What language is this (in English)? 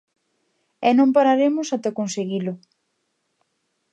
Galician